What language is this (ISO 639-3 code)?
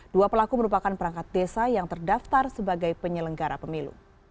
ind